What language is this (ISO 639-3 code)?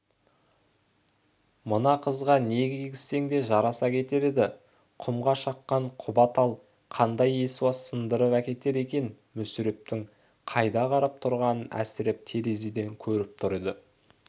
kaz